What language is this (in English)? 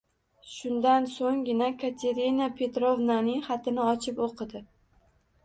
Uzbek